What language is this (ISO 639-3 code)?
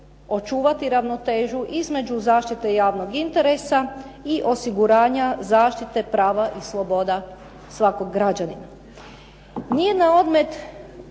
hrv